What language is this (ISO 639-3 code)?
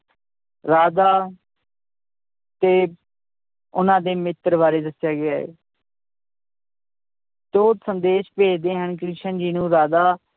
pan